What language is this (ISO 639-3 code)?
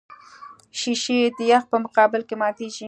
pus